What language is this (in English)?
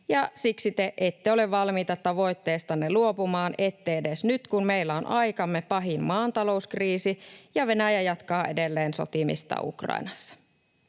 Finnish